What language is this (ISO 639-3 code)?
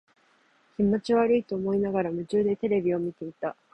jpn